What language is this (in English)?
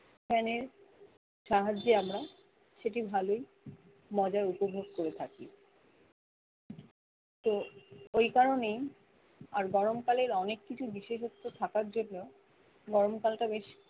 Bangla